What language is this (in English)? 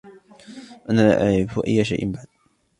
Arabic